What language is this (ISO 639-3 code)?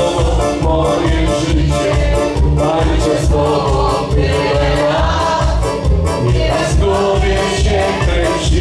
ron